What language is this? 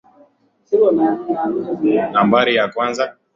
Swahili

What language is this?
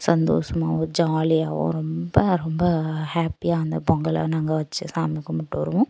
Tamil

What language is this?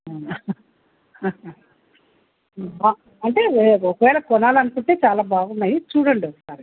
Telugu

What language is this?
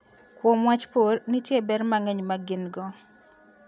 Luo (Kenya and Tanzania)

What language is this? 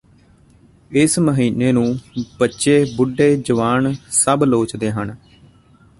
Punjabi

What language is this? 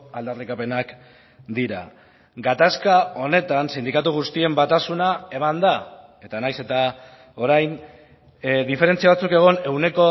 Basque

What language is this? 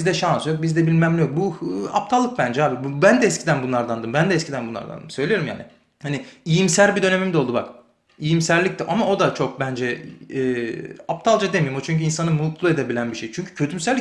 Turkish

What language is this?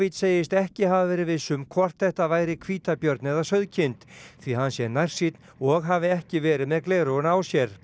Icelandic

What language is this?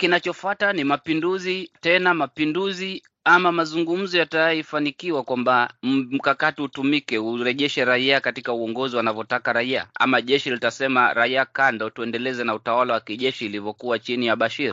Swahili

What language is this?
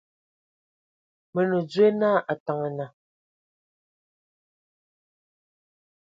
Ewondo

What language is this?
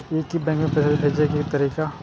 Maithili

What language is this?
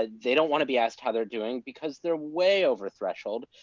English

